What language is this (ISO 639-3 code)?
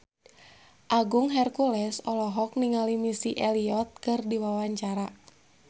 sun